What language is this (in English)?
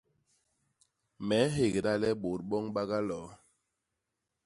Basaa